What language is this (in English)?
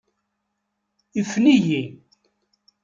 Kabyle